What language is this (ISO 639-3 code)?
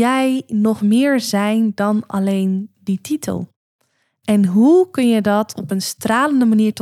nld